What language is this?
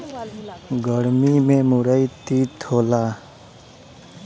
Bhojpuri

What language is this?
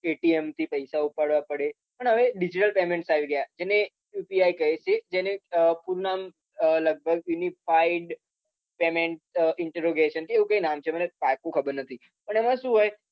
Gujarati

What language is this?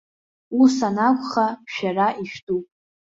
Abkhazian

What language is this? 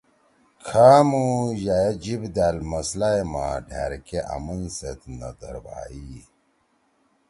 Torwali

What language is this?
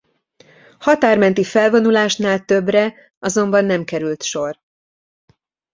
Hungarian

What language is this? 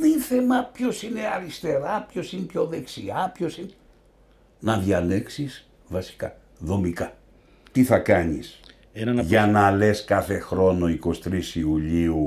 Greek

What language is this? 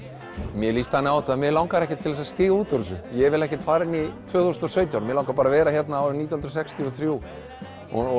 Icelandic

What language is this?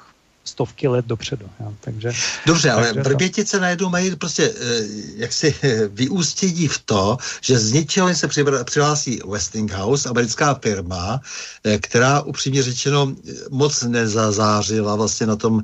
Czech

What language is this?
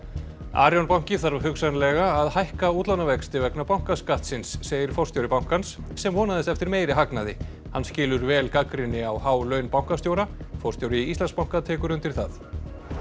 Icelandic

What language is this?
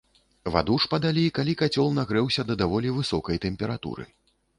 Belarusian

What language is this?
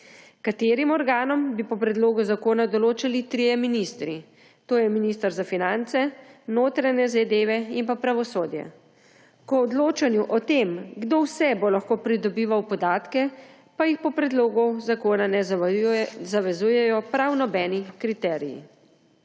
Slovenian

